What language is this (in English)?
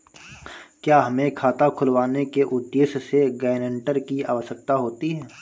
Hindi